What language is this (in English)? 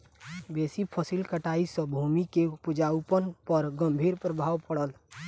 Maithili